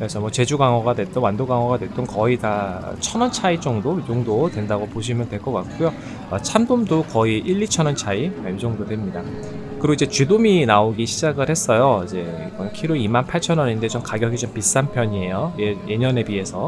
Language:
Korean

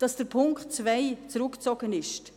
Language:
Swiss German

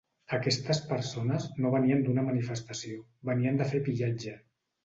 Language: Catalan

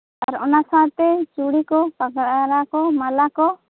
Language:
Santali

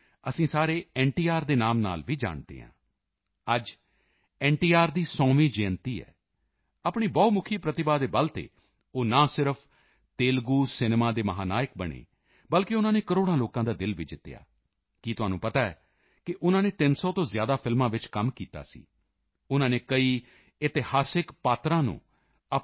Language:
Punjabi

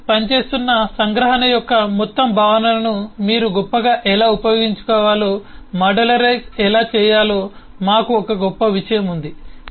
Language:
Telugu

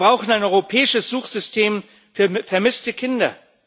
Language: German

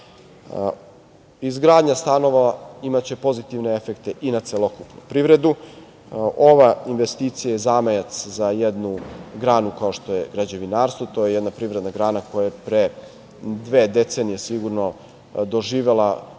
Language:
Serbian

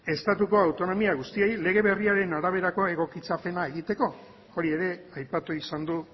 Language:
Basque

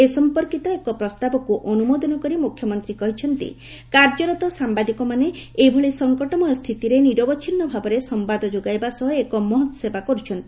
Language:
Odia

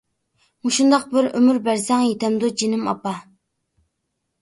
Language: Uyghur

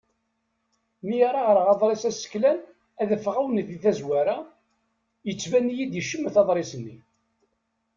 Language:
Kabyle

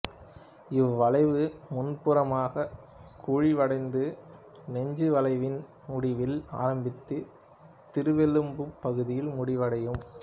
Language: Tamil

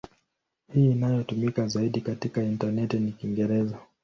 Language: Swahili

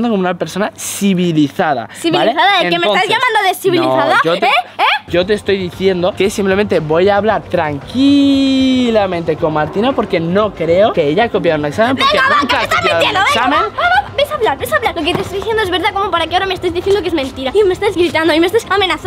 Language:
Spanish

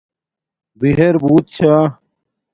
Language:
Domaaki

